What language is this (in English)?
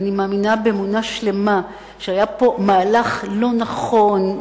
Hebrew